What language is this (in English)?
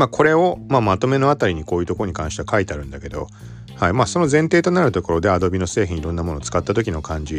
Japanese